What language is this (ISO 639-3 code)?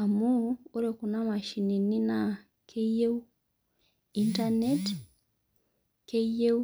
mas